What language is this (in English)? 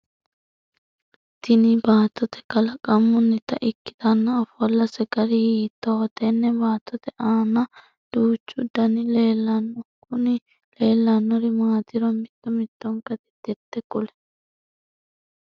Sidamo